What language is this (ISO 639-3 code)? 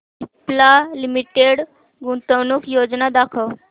mar